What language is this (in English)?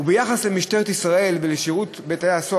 Hebrew